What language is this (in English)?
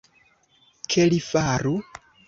Esperanto